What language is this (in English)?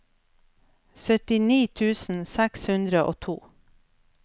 Norwegian